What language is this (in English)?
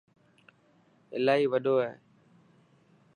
Dhatki